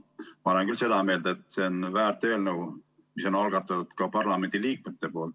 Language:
Estonian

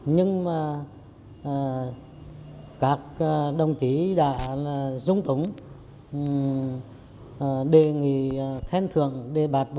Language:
Vietnamese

